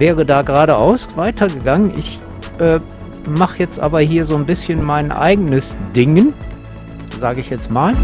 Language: German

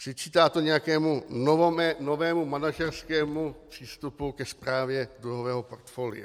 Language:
Czech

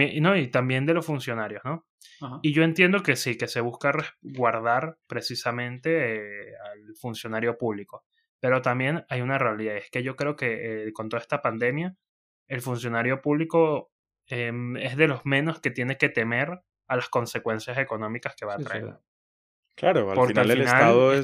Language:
Spanish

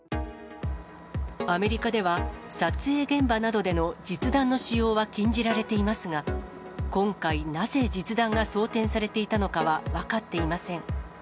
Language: Japanese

